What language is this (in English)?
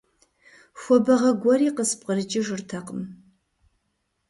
Kabardian